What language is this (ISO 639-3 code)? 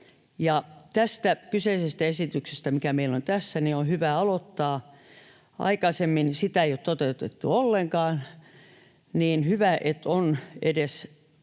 fin